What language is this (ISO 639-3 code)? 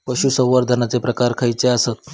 mar